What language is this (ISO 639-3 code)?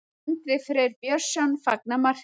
isl